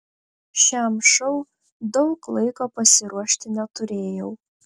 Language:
Lithuanian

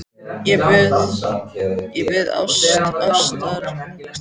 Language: Icelandic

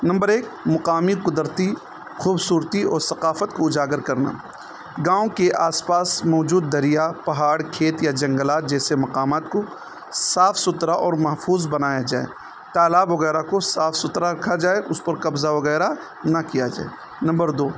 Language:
Urdu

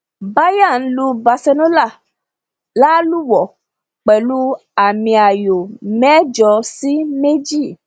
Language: Yoruba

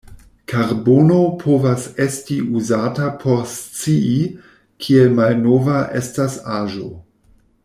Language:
Esperanto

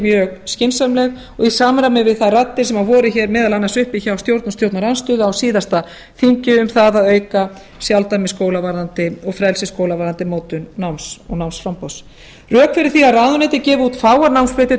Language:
Icelandic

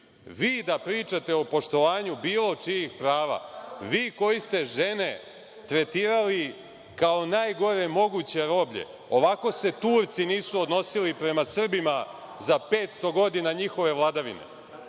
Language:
Serbian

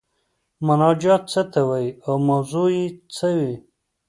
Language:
Pashto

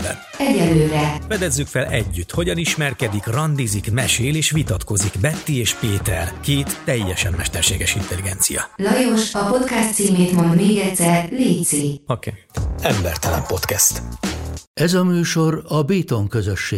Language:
Hungarian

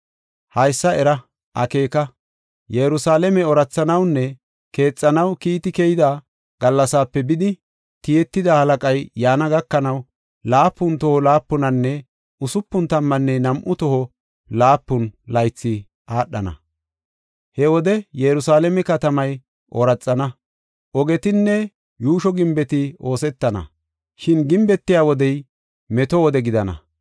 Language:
Gofa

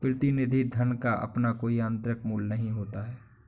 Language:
Hindi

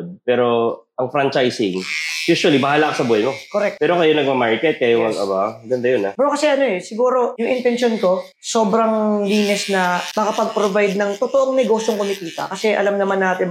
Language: Filipino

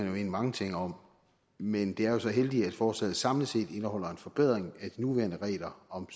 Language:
Danish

